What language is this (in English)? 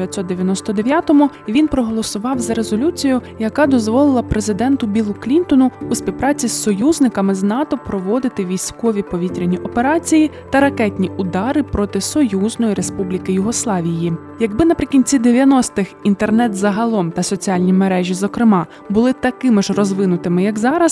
Ukrainian